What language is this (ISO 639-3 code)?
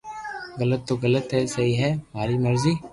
lrk